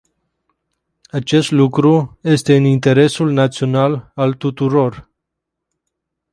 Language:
Romanian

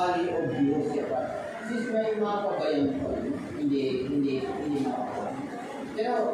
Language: Filipino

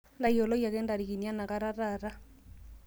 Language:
Masai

